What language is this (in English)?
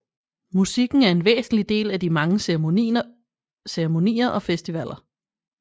Danish